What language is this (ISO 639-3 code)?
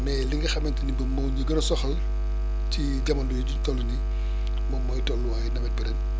wol